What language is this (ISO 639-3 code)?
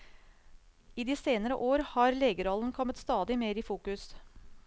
nor